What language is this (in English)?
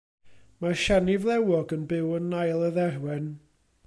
Welsh